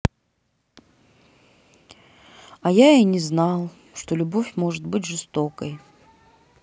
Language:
Russian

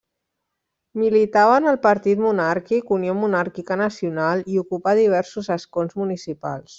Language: Catalan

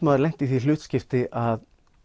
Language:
Icelandic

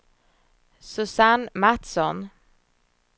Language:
Swedish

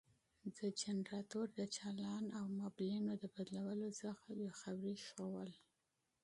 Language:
Pashto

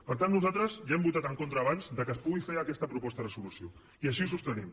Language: Catalan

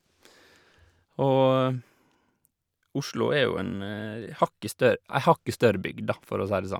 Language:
Norwegian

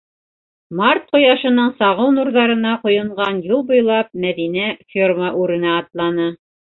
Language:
Bashkir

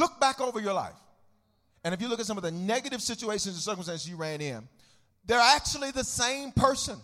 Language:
English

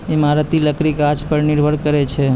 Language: Maithili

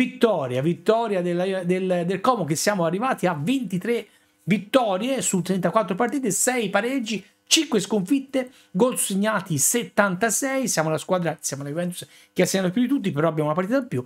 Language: Italian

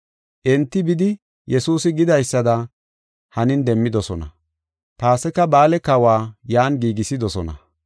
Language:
Gofa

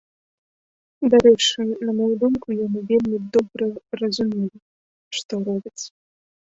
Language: Belarusian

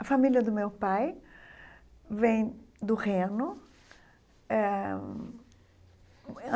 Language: Portuguese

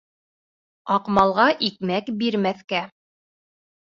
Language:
Bashkir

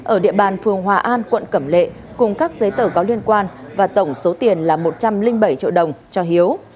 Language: Vietnamese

